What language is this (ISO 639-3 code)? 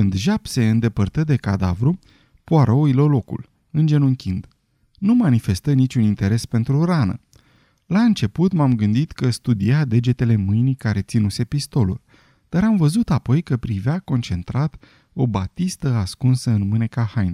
ron